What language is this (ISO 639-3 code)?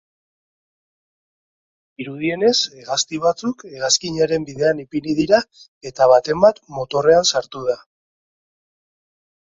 eus